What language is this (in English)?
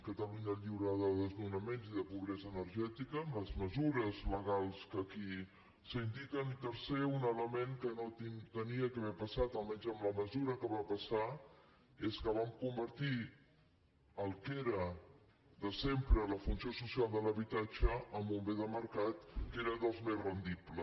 Catalan